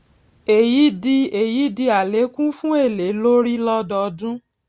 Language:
Yoruba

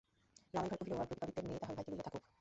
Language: Bangla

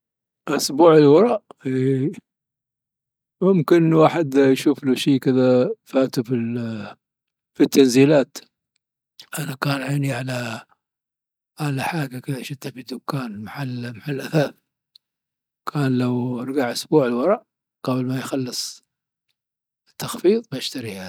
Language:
Dhofari Arabic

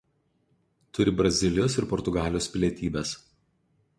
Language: Lithuanian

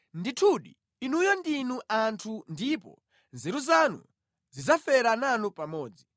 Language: Nyanja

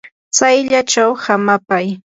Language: Yanahuanca Pasco Quechua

